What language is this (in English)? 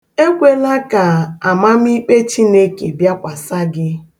Igbo